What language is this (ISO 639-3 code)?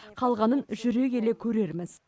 kaz